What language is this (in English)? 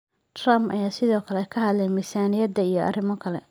Somali